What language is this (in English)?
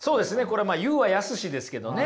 Japanese